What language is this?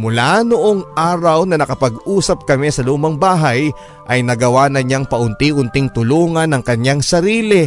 Filipino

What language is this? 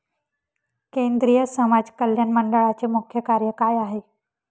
Marathi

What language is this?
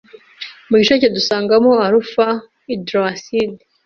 Kinyarwanda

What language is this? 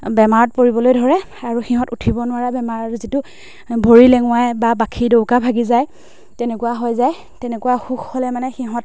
Assamese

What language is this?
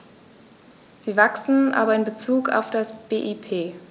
German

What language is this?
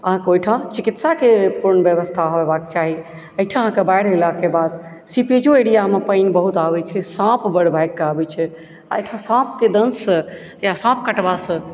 Maithili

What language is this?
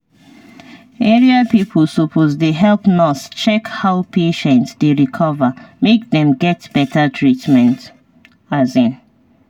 Nigerian Pidgin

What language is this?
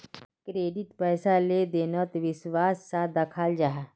Magahi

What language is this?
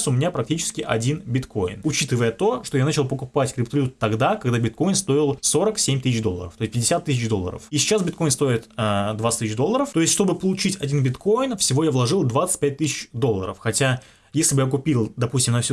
Russian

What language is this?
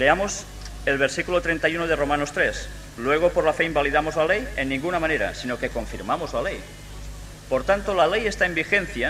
Spanish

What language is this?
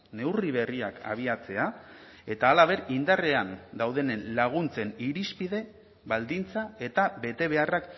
Basque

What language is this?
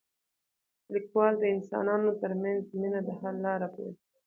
Pashto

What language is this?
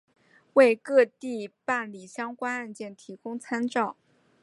Chinese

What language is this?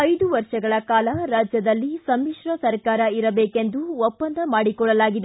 Kannada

